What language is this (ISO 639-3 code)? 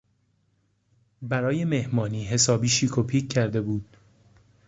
fas